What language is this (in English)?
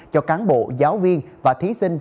Vietnamese